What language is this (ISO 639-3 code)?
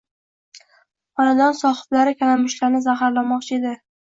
uzb